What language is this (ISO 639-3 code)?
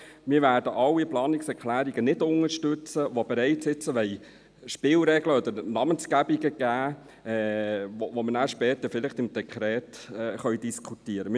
gsw